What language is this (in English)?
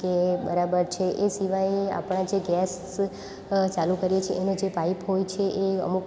Gujarati